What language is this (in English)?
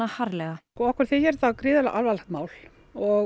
Icelandic